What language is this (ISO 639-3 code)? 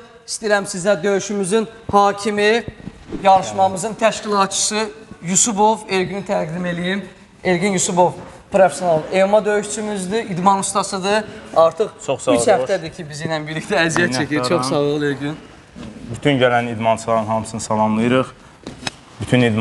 tur